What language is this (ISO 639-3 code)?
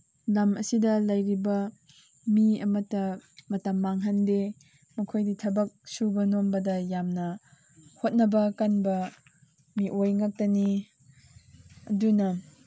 mni